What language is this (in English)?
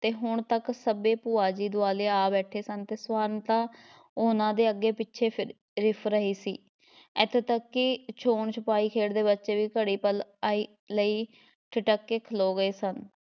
Punjabi